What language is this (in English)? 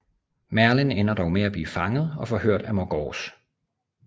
Danish